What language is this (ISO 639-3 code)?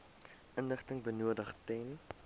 afr